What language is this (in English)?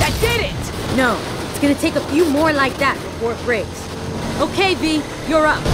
English